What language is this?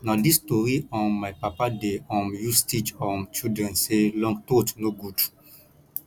Nigerian Pidgin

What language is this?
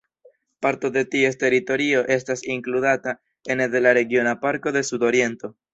Esperanto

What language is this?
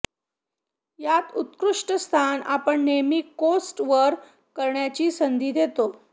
Marathi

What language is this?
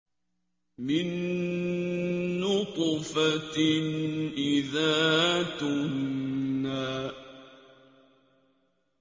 Arabic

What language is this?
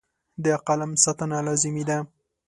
Pashto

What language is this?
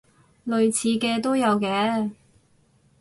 Cantonese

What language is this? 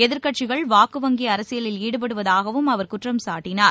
Tamil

